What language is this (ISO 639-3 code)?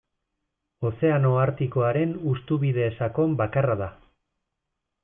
eus